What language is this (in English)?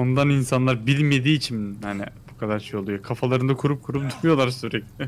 Turkish